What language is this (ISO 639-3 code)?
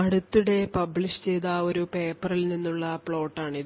mal